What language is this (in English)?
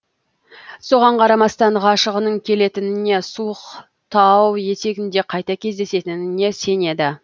Kazakh